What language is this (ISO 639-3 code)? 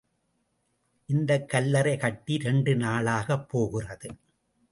tam